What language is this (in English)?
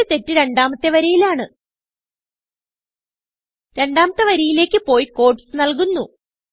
Malayalam